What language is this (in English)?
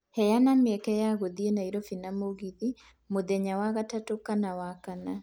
Kikuyu